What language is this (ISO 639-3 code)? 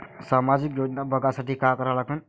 mar